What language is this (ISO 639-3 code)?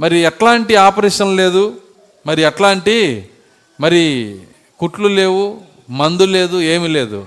tel